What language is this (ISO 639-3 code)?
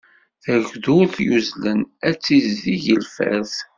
kab